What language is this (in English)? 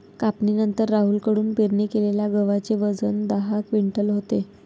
Marathi